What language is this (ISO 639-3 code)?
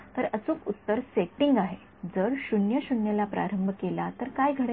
mar